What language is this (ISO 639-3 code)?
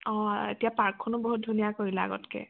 asm